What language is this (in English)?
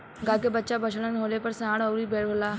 Bhojpuri